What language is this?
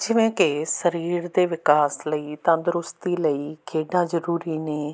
Punjabi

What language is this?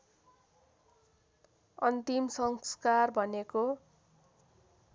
Nepali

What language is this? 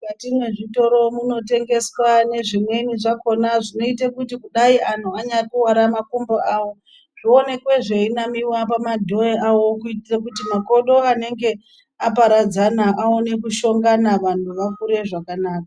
Ndau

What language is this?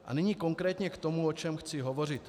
Czech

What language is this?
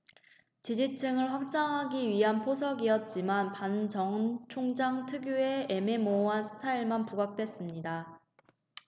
Korean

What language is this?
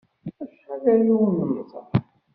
Kabyle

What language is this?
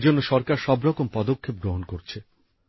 Bangla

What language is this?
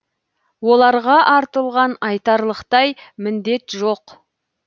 Kazakh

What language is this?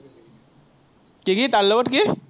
Assamese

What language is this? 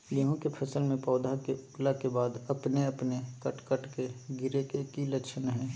Magahi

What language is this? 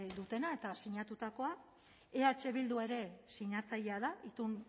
Basque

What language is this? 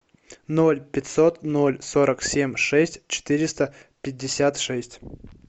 Russian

